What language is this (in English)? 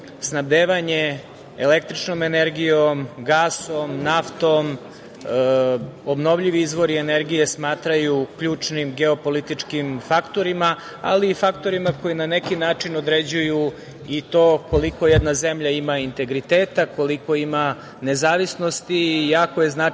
Serbian